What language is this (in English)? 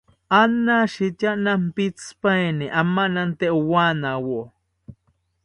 South Ucayali Ashéninka